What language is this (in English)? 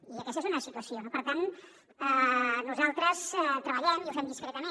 Catalan